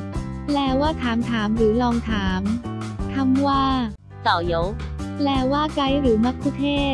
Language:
Thai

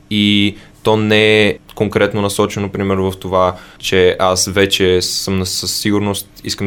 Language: Bulgarian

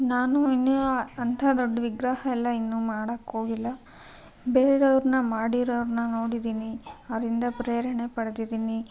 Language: Kannada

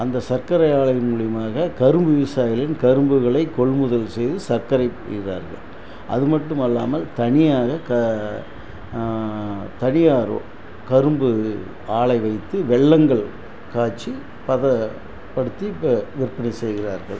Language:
Tamil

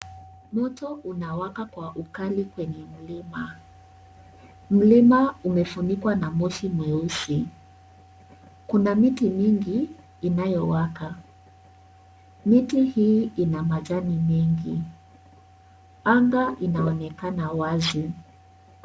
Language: Swahili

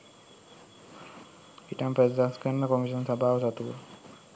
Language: Sinhala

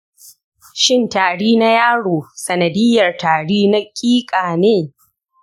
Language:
Hausa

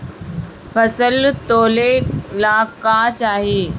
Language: Bhojpuri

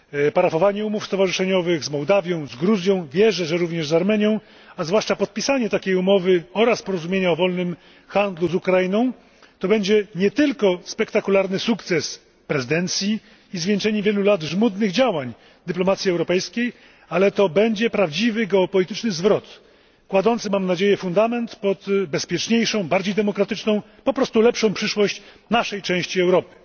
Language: Polish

